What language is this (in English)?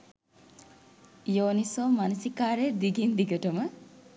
Sinhala